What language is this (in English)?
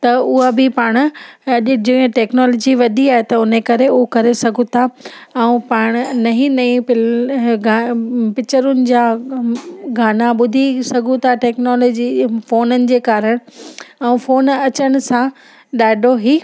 Sindhi